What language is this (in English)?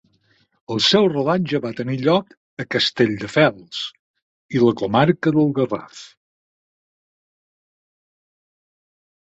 Catalan